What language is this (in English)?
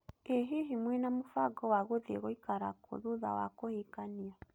Kikuyu